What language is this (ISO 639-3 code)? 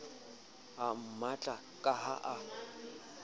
sot